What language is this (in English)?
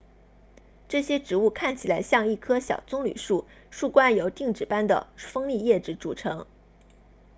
Chinese